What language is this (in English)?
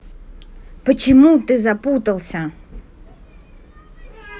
Russian